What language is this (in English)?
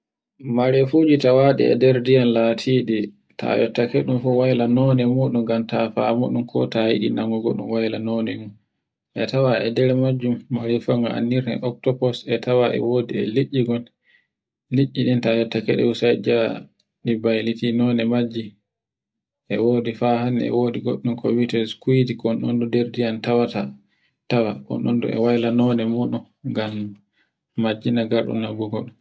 Borgu Fulfulde